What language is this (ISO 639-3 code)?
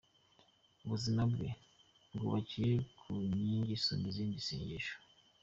kin